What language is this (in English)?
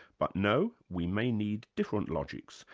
English